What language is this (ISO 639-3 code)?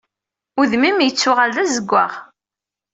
kab